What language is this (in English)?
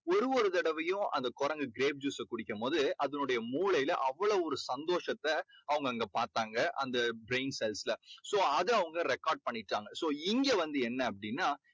Tamil